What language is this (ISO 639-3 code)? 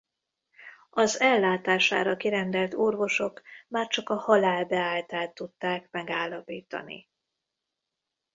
hun